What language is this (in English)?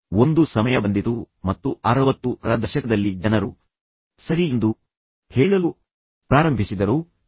Kannada